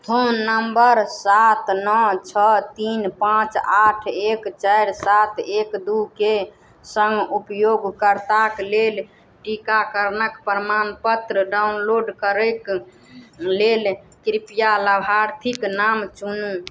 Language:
Maithili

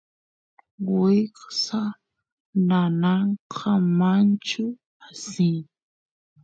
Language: Santiago del Estero Quichua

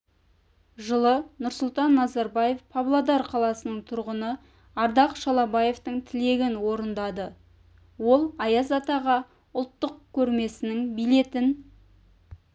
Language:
Kazakh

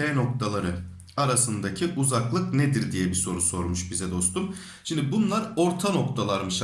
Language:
Turkish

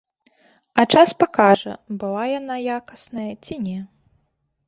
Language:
Belarusian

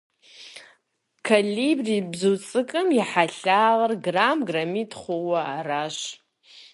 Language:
Kabardian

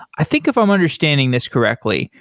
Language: English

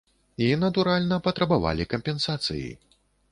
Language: Belarusian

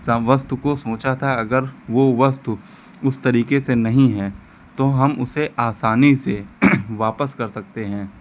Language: Hindi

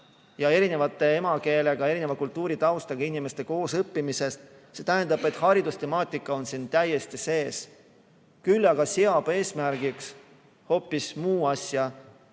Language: Estonian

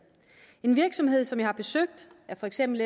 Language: Danish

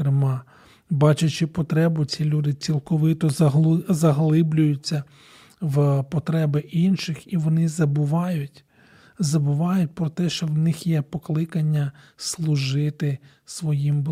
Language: Ukrainian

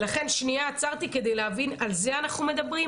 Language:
Hebrew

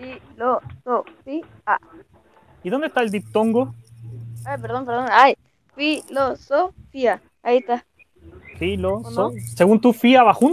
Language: Spanish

